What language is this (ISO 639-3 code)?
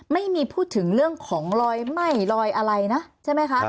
tha